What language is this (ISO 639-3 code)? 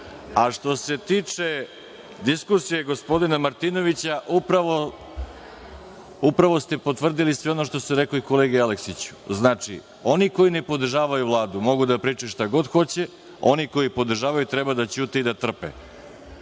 srp